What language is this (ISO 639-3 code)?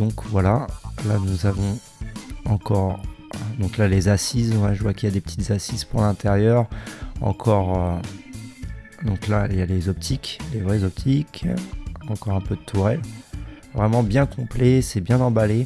fra